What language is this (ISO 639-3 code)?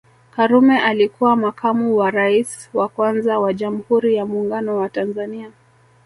swa